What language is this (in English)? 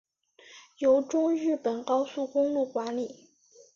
Chinese